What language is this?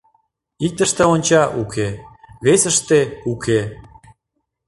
Mari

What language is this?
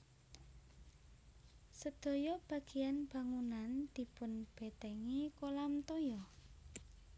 Javanese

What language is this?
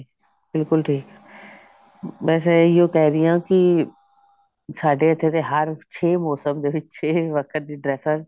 Punjabi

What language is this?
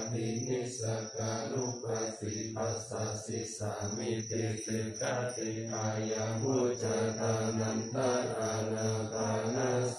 Thai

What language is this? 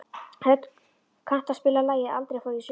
Icelandic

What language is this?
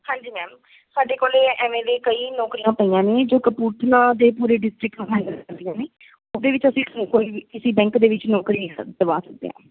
Punjabi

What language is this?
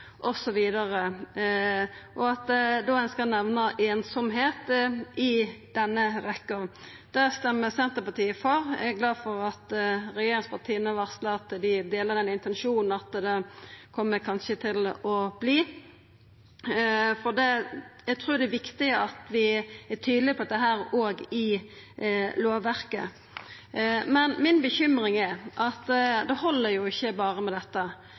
Norwegian Nynorsk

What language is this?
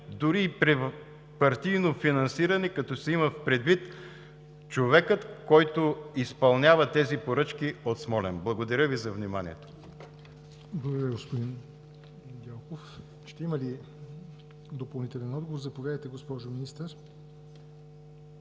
Bulgarian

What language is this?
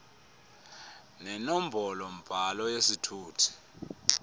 Xhosa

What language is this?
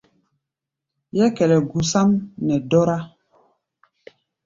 Gbaya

